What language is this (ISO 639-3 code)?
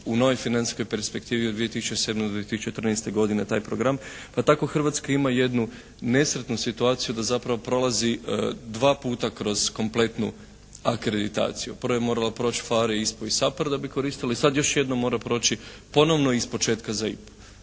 hrv